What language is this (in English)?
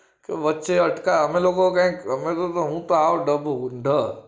Gujarati